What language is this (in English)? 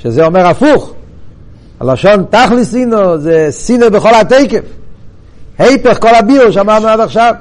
Hebrew